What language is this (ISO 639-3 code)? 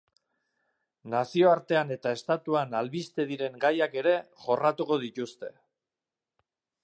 eus